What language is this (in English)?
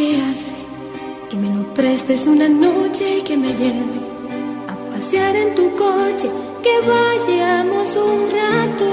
Spanish